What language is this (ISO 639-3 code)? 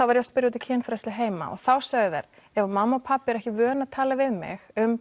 isl